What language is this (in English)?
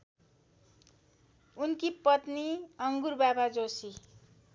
Nepali